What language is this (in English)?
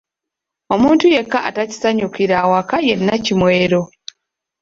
Ganda